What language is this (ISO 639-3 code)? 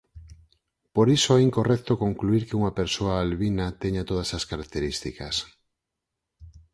glg